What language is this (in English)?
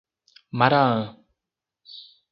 Portuguese